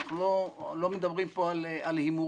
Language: Hebrew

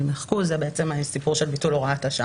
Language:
Hebrew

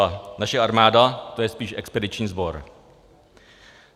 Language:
Czech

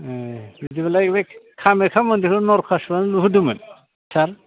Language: Bodo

